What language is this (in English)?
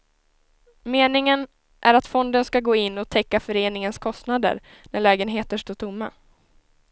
Swedish